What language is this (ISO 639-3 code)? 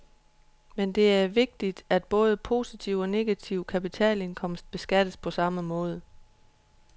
dan